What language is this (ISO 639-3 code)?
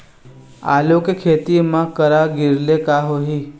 hne